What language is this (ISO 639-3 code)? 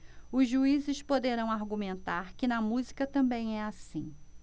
por